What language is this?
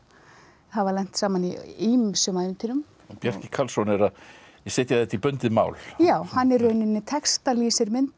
Icelandic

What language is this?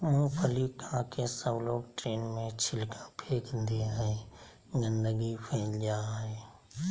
Magahi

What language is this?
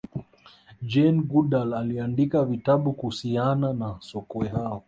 Swahili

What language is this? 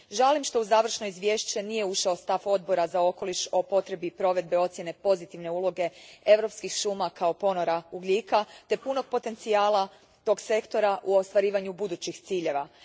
Croatian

